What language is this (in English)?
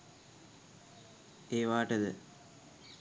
Sinhala